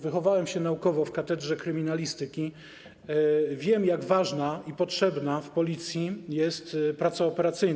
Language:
Polish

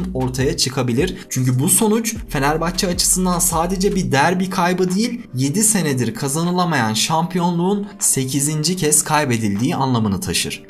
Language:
Turkish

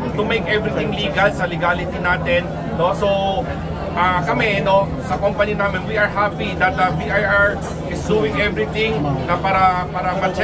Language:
Filipino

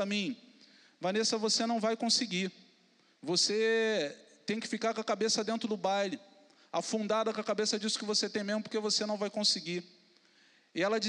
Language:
Portuguese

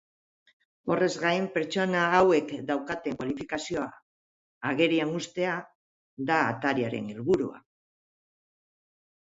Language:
Basque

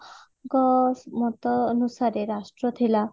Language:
Odia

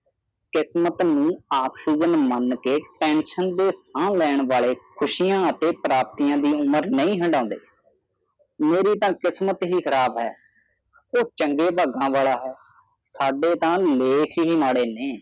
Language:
Punjabi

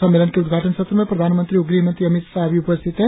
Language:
Hindi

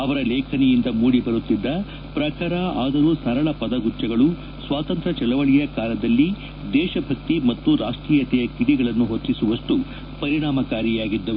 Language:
Kannada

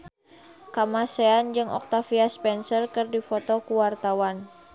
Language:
Sundanese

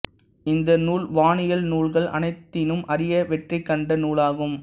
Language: Tamil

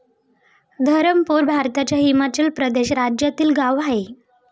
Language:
Marathi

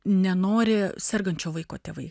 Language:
Lithuanian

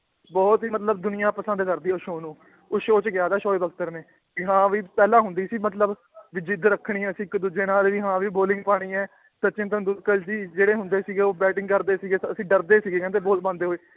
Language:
Punjabi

